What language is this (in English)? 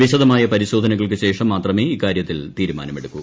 Malayalam